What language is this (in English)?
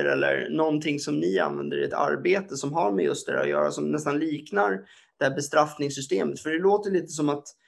Swedish